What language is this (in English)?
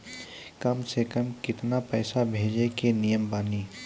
Maithili